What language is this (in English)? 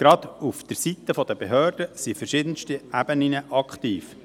Swiss German